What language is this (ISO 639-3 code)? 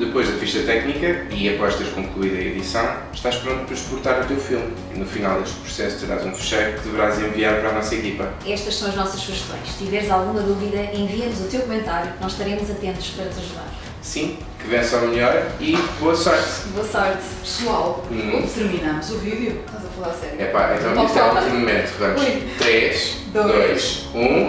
por